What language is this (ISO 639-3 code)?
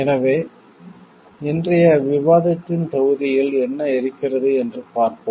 tam